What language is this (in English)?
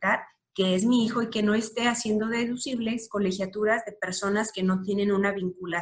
Spanish